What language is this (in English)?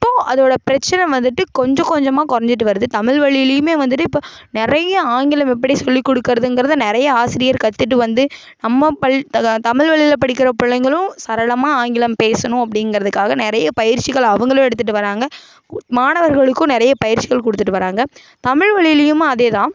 Tamil